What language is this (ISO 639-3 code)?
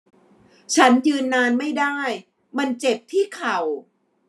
tha